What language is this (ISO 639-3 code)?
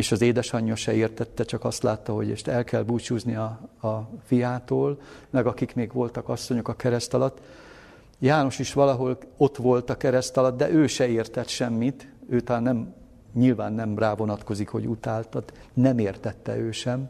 hun